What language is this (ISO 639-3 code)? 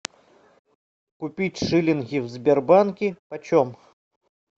rus